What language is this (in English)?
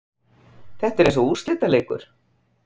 Icelandic